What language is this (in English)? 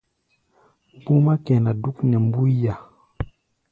Gbaya